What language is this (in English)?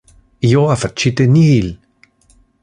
Interlingua